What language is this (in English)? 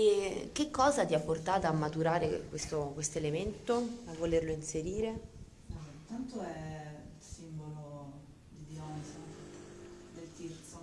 Italian